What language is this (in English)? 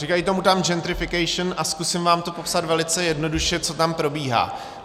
Czech